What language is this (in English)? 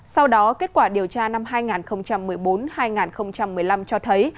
Vietnamese